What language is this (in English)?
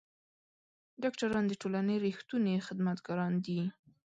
Pashto